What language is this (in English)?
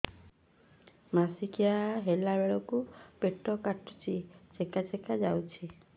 Odia